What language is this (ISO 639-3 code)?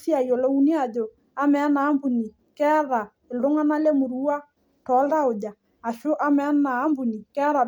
mas